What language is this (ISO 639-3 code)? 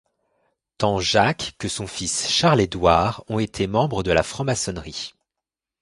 fra